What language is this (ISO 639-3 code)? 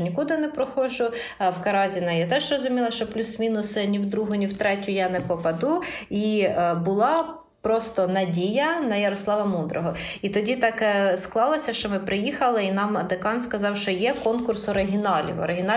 ukr